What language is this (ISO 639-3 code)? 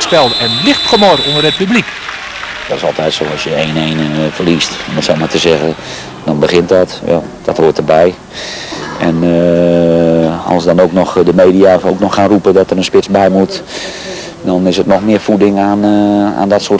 nld